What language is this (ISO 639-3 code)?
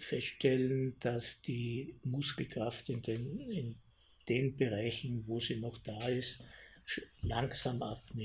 deu